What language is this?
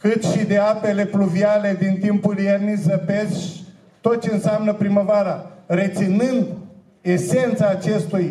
Romanian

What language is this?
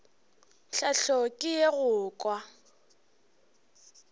Northern Sotho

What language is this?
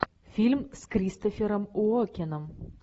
Russian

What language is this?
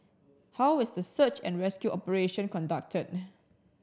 English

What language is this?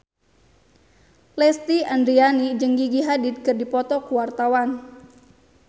Sundanese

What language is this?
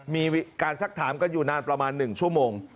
Thai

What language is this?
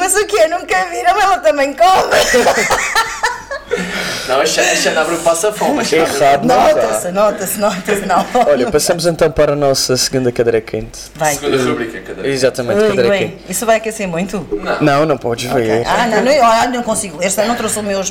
Portuguese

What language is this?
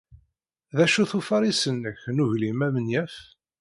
Kabyle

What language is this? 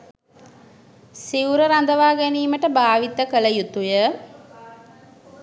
Sinhala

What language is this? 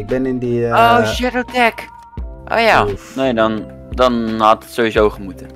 Dutch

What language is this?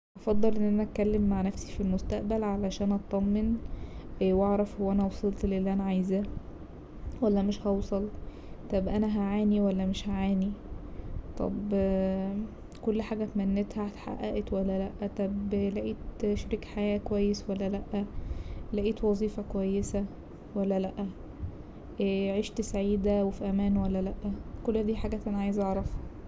Egyptian Arabic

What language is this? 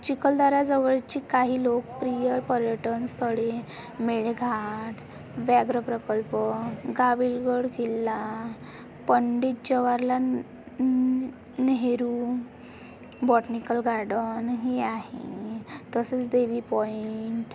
Marathi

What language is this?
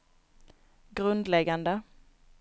Swedish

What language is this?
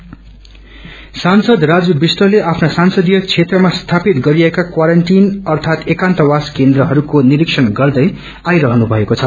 Nepali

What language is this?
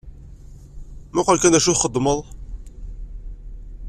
Kabyle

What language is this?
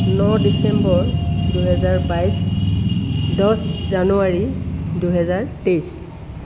Assamese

